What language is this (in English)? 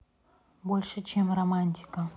Russian